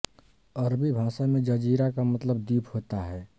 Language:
Hindi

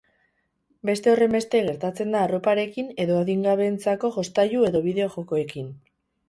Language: Basque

